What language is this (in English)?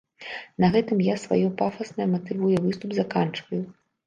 Belarusian